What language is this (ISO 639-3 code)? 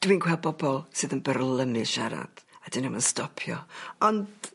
cym